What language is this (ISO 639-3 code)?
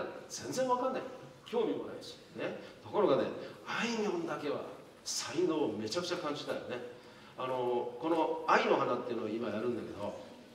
jpn